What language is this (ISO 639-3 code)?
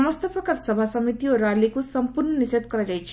ori